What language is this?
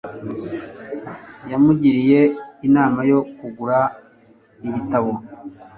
Kinyarwanda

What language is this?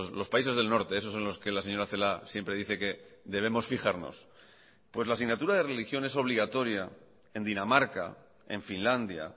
Spanish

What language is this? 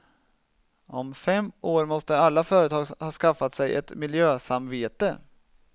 Swedish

